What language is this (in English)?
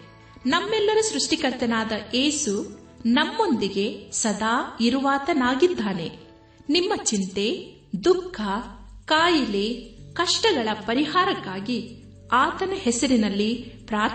Kannada